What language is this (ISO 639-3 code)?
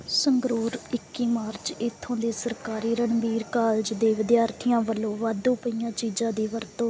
pan